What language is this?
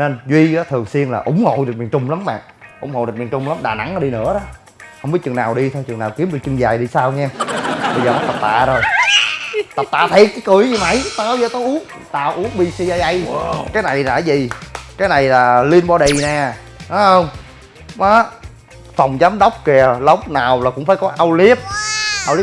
Vietnamese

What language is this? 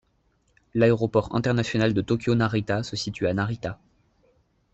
French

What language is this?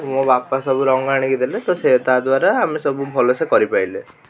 Odia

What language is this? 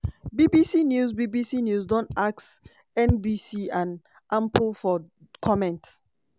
Nigerian Pidgin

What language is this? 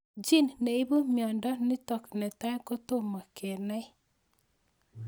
Kalenjin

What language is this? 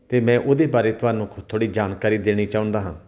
Punjabi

